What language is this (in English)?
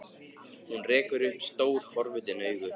Icelandic